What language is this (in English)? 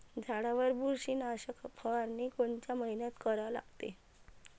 Marathi